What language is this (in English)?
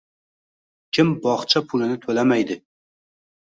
Uzbek